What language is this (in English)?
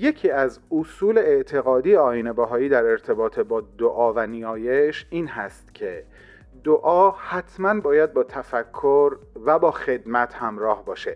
Persian